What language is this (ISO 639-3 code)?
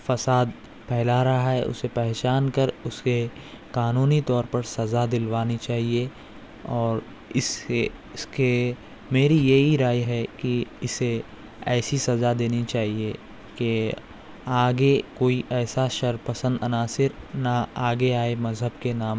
urd